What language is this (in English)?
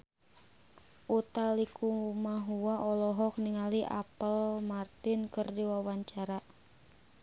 Sundanese